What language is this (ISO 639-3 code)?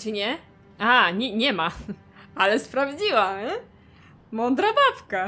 pol